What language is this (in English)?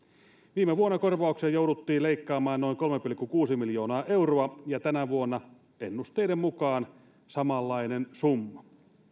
Finnish